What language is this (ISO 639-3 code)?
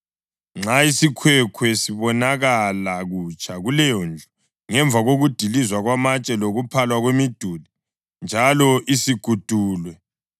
nde